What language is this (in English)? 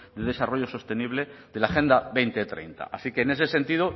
Spanish